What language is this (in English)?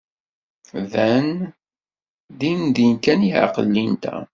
Kabyle